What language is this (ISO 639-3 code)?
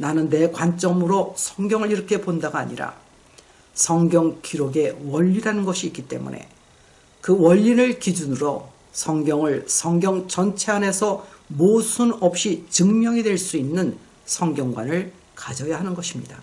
kor